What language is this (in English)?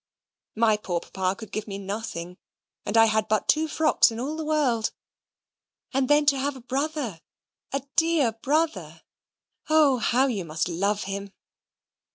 English